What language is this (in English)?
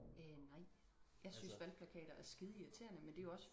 Danish